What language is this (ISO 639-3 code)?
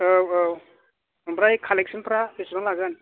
brx